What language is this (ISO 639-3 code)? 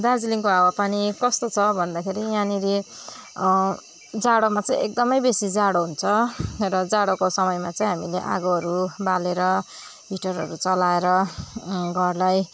nep